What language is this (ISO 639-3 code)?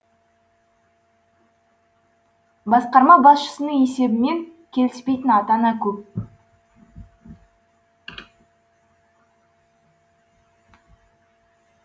kaz